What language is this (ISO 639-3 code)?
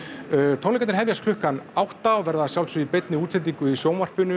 isl